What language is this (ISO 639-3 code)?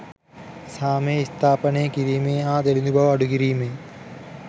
sin